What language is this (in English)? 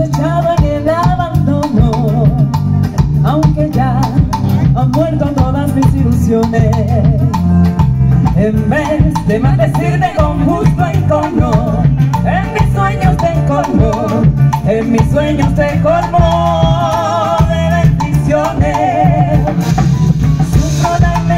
Arabic